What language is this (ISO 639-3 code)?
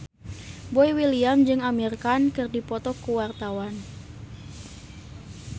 sun